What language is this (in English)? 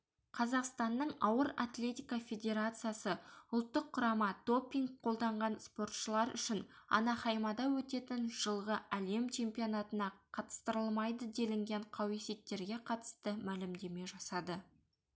Kazakh